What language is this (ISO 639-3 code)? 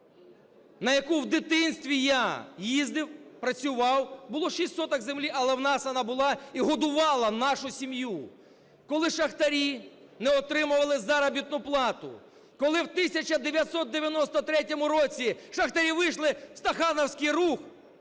ukr